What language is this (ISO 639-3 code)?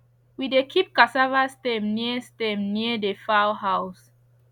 pcm